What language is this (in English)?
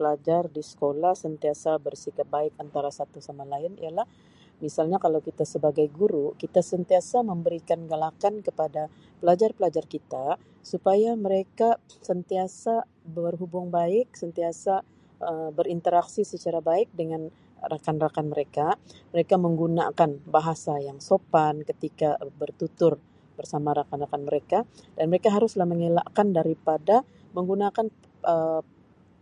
Sabah Malay